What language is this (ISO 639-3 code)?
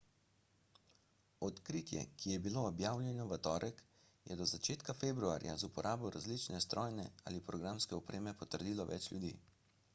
slv